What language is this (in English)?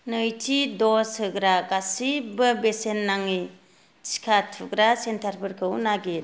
Bodo